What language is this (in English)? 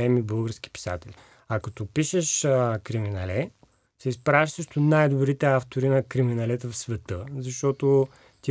Bulgarian